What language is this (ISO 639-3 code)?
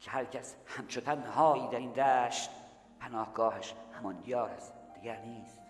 fas